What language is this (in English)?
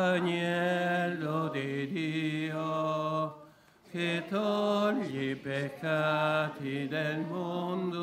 Italian